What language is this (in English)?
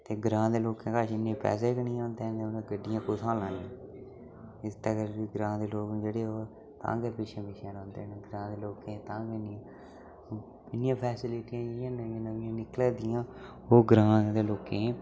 Dogri